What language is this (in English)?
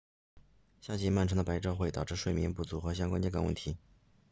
Chinese